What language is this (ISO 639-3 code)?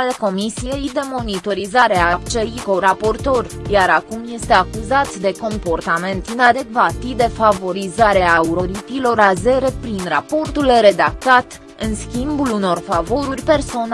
ron